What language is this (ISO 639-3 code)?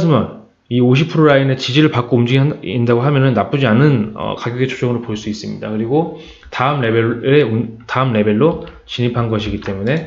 kor